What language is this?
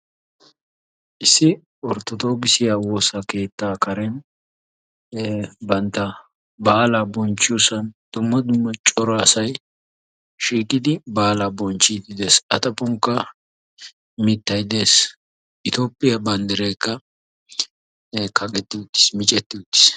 Wolaytta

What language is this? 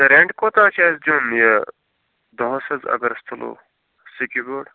Kashmiri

